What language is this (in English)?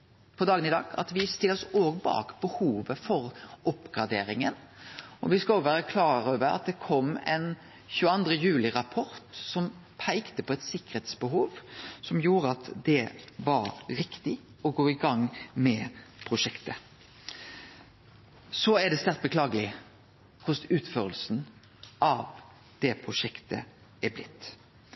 Norwegian Nynorsk